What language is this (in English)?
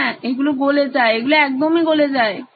Bangla